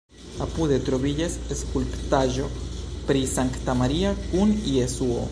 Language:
Esperanto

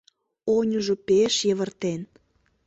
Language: Mari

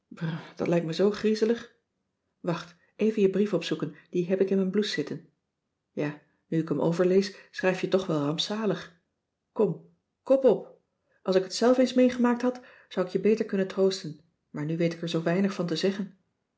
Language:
Dutch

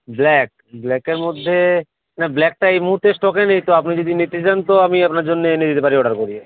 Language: Bangla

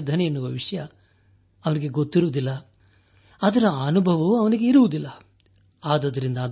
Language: Kannada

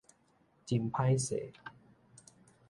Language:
Min Nan Chinese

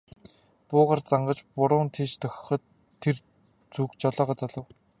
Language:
Mongolian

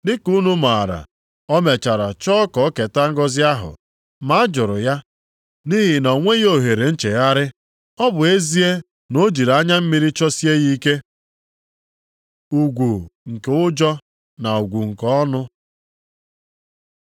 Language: Igbo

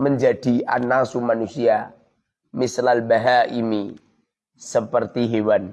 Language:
Indonesian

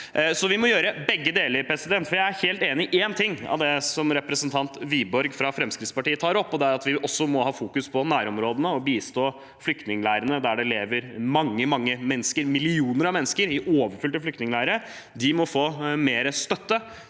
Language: Norwegian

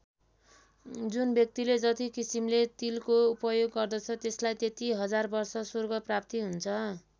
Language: Nepali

